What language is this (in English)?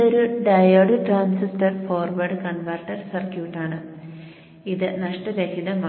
Malayalam